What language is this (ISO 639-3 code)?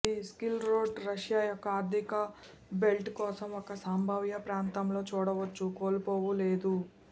tel